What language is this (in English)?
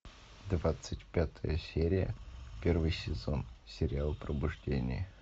Russian